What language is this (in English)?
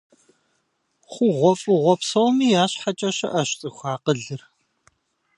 Kabardian